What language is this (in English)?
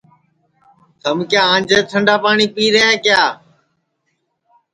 Sansi